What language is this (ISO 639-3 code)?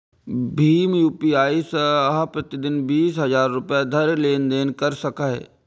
mai